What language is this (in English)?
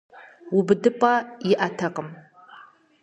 Kabardian